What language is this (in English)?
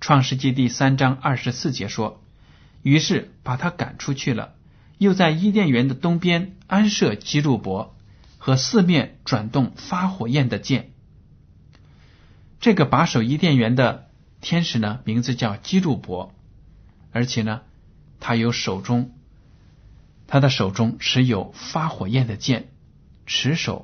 Chinese